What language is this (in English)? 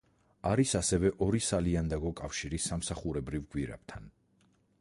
Georgian